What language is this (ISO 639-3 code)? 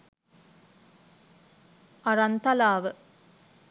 sin